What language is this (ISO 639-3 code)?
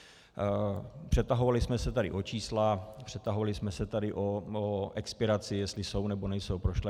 ces